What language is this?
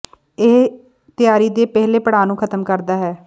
Punjabi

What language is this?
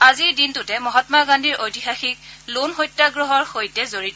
Assamese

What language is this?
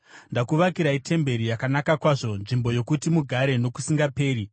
Shona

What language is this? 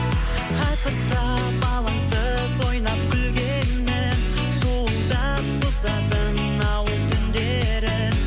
Kazakh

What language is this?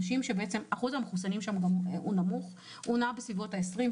Hebrew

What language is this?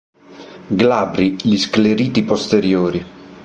Italian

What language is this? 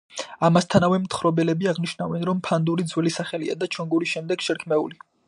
Georgian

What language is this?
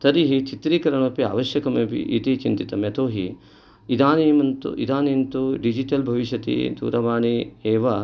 Sanskrit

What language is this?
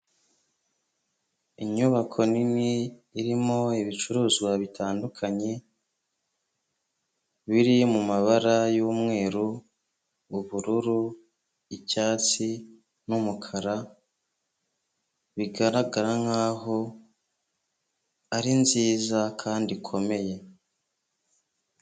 Kinyarwanda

